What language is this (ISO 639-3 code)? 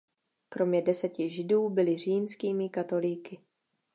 ces